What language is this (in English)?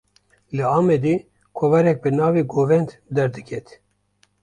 Kurdish